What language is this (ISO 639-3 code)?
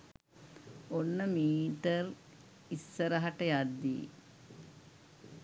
sin